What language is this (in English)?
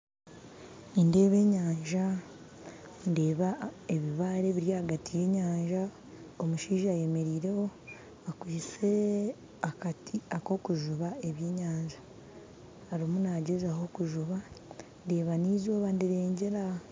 Nyankole